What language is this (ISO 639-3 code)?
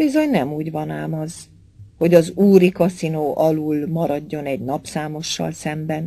hun